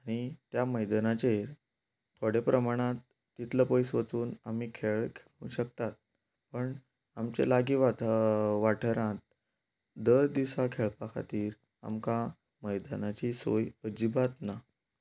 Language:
Konkani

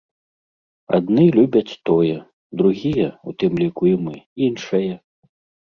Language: Belarusian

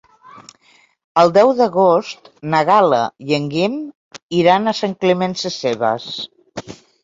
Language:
Catalan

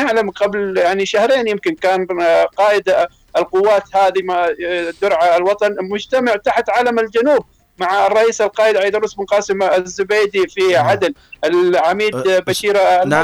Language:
Arabic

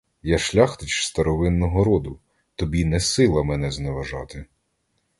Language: Ukrainian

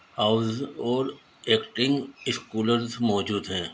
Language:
Urdu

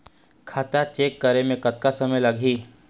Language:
Chhattisgarhi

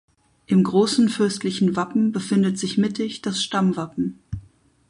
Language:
German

